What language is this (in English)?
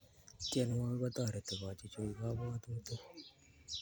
Kalenjin